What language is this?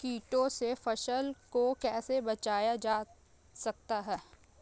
Hindi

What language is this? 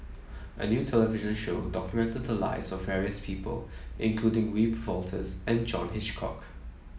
English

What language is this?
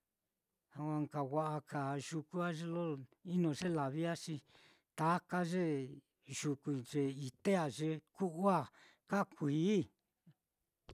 Mitlatongo Mixtec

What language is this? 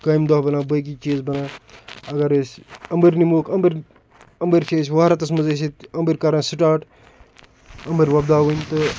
Kashmiri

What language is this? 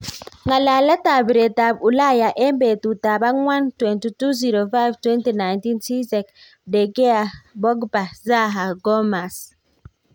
Kalenjin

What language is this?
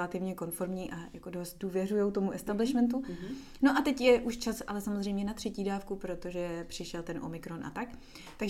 Czech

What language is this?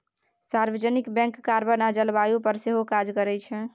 Maithili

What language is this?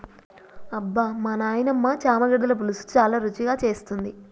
Telugu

